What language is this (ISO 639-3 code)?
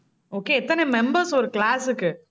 tam